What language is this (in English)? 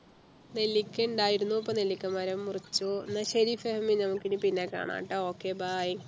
Malayalam